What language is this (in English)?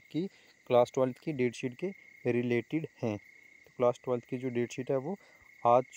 Hindi